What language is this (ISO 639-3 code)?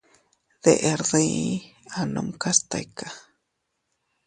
cut